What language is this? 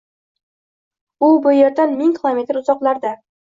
Uzbek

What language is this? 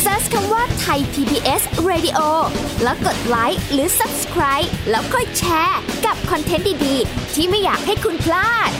Thai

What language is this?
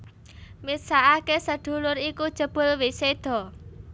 Javanese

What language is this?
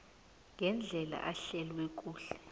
South Ndebele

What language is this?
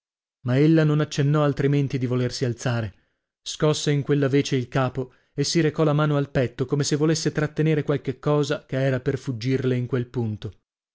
Italian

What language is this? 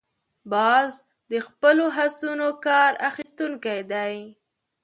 Pashto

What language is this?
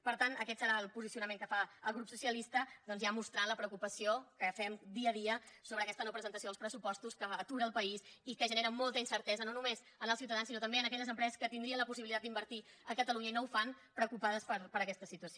Catalan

